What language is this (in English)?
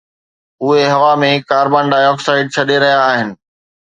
Sindhi